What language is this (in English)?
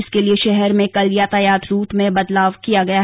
Hindi